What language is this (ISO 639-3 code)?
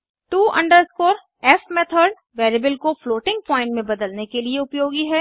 hin